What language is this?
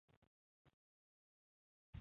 Chinese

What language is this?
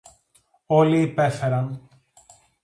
Greek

